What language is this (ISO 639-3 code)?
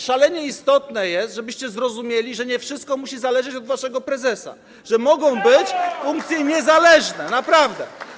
pol